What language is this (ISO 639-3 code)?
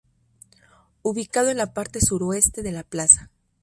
spa